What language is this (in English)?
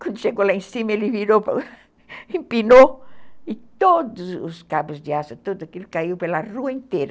Portuguese